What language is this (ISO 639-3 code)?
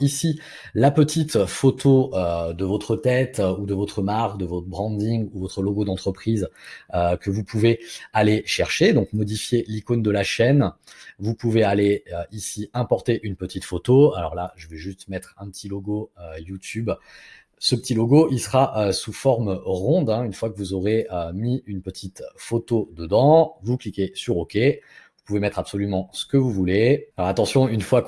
fra